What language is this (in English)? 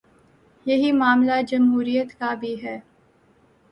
Urdu